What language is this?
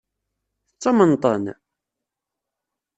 Kabyle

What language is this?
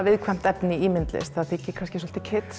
Icelandic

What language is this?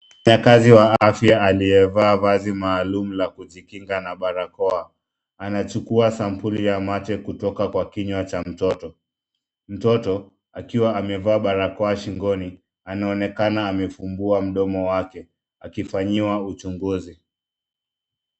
Swahili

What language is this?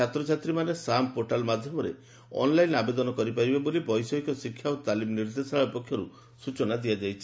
Odia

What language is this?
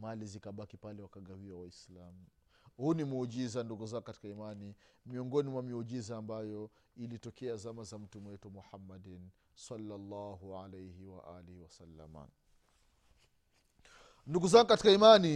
Swahili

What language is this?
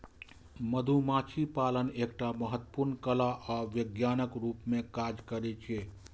Maithili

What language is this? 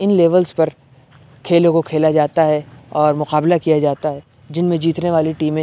Urdu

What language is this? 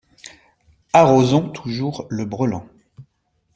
French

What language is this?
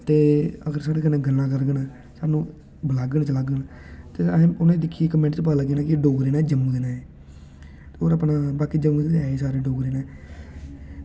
Dogri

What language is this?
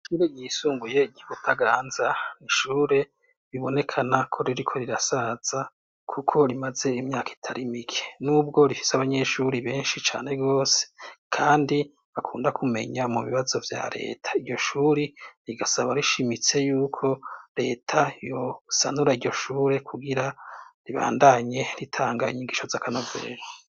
Rundi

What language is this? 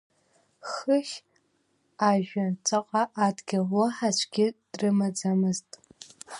Abkhazian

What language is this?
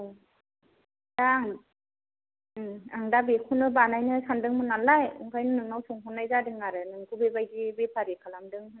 Bodo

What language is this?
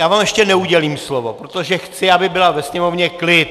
Czech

